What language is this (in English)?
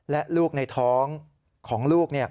Thai